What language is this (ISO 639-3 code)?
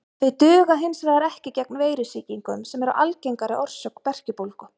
isl